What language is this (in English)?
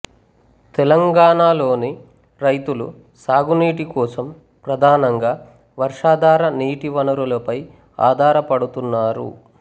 Telugu